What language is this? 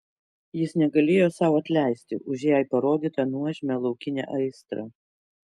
Lithuanian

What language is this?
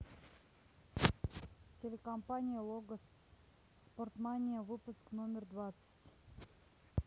Russian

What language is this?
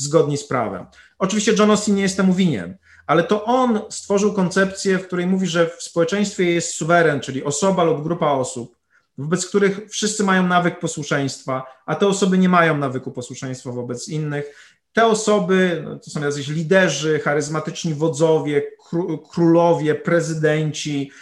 Polish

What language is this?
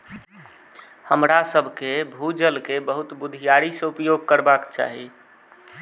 Maithili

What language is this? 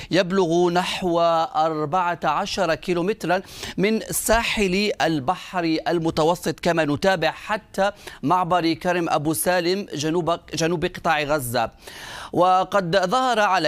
Arabic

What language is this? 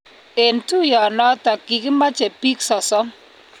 Kalenjin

